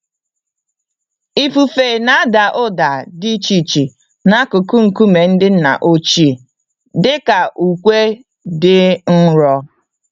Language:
Igbo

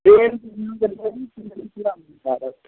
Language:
Maithili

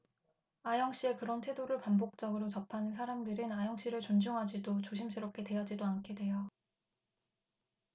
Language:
Korean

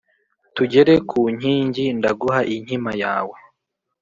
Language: Kinyarwanda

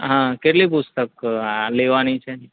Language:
Gujarati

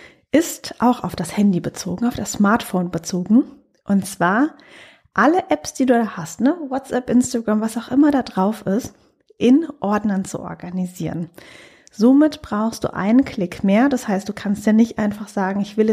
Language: German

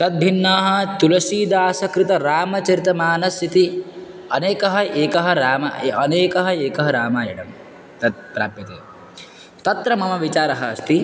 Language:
Sanskrit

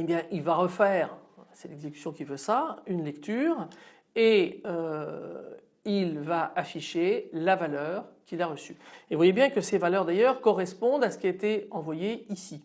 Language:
French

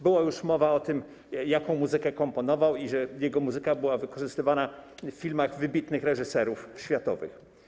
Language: Polish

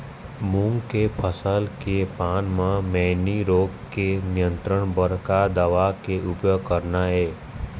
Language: Chhattisgarhi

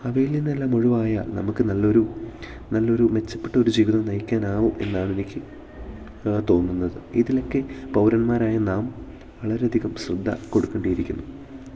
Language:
Malayalam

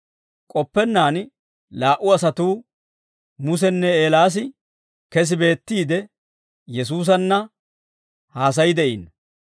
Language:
Dawro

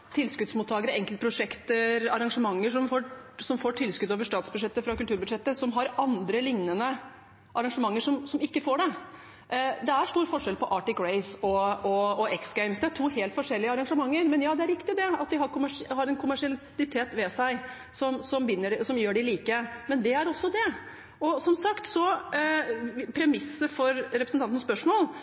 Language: Norwegian Bokmål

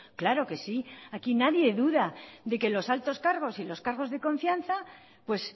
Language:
Spanish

